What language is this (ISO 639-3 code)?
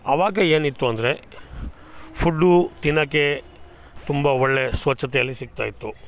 kan